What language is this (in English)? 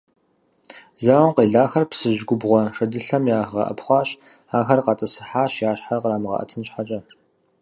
Kabardian